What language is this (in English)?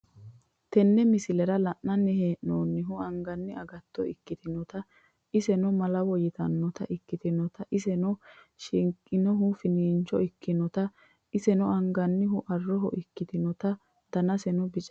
Sidamo